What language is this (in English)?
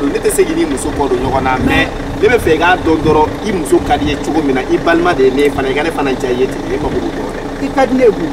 Korean